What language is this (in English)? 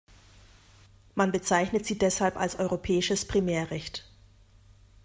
German